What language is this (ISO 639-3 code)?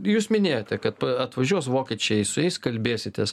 lit